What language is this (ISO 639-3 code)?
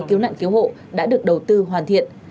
vie